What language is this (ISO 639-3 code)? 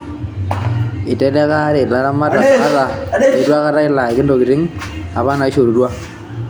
mas